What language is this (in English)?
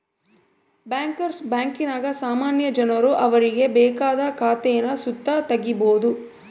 Kannada